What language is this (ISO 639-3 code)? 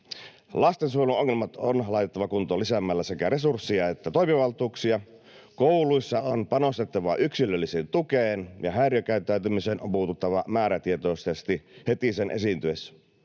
fin